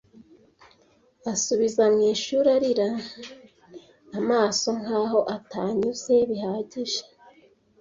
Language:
Kinyarwanda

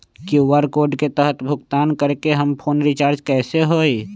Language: Magahi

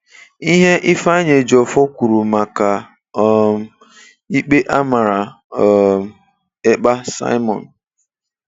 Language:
Igbo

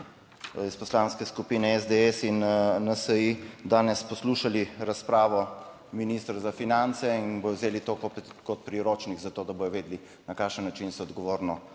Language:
Slovenian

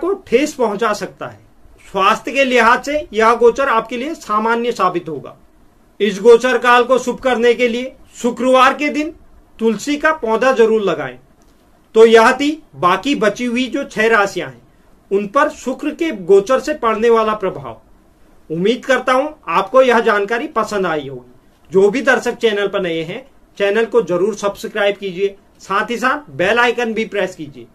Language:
Hindi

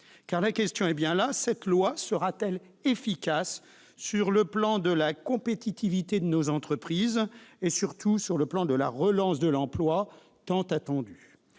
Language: French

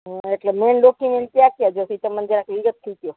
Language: Gujarati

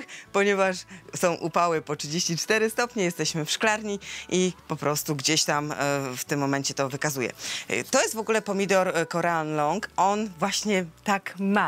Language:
Polish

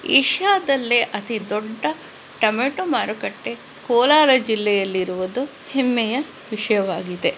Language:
Kannada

